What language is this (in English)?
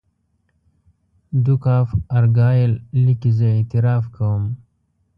Pashto